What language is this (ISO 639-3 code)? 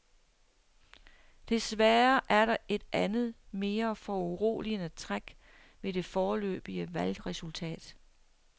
dan